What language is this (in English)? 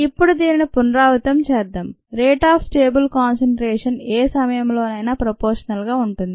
Telugu